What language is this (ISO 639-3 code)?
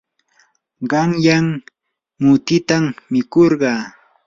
qur